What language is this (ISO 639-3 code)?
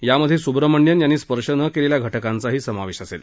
mar